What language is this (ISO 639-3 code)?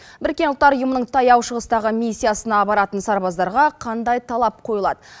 kaz